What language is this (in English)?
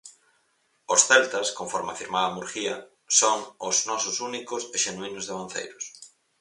Galician